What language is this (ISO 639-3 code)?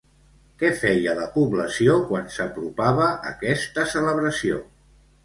cat